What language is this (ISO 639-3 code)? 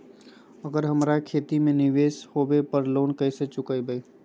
mag